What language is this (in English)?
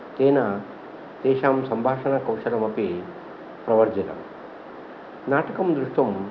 Sanskrit